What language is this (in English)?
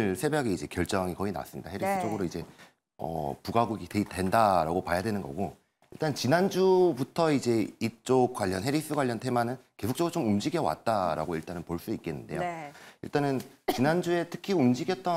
Korean